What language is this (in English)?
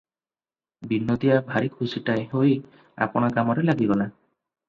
Odia